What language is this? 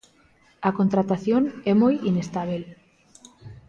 Galician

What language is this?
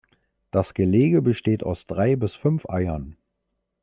German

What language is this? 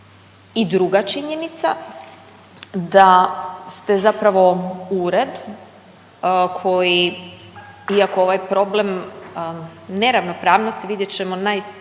Croatian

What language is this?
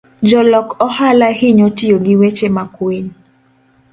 Luo (Kenya and Tanzania)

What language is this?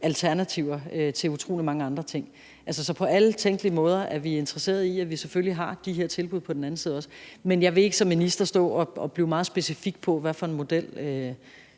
Danish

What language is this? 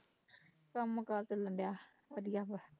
Punjabi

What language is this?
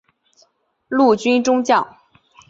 Chinese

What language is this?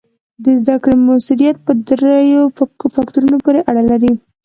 Pashto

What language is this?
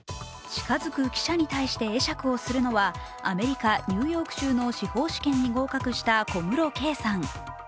Japanese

